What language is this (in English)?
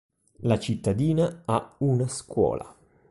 Italian